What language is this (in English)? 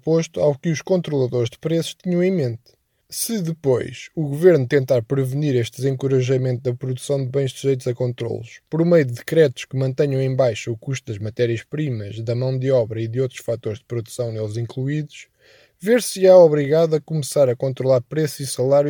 Portuguese